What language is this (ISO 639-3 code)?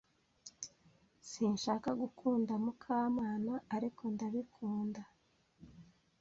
kin